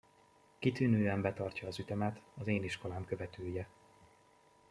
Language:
Hungarian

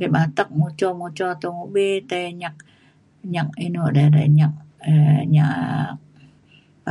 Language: Mainstream Kenyah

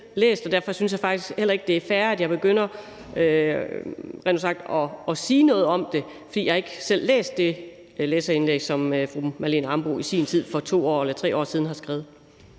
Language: Danish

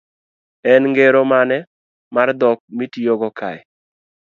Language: Luo (Kenya and Tanzania)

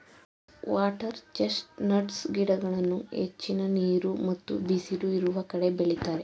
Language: Kannada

